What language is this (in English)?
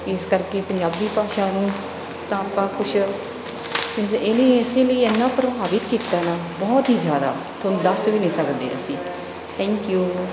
Punjabi